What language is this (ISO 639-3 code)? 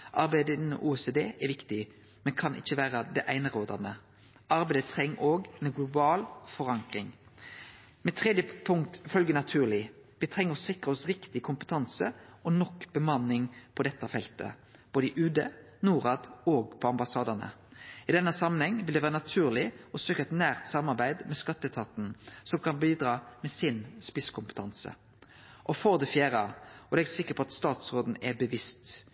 nno